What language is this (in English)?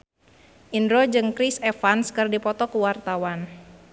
Sundanese